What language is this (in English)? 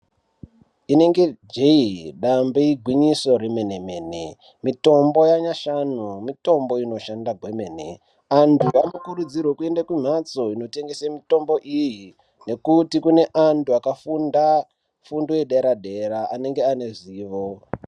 Ndau